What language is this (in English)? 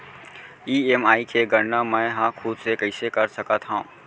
Chhattisgarhi